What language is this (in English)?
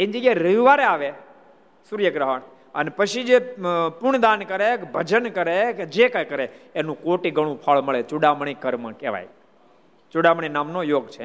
Gujarati